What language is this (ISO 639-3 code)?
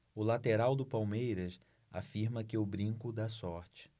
por